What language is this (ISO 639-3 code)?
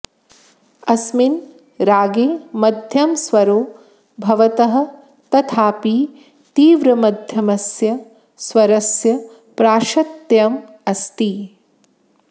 san